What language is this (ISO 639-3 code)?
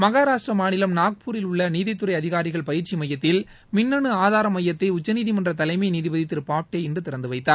tam